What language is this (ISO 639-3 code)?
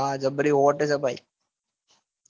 guj